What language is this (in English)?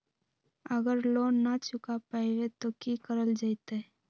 Magahi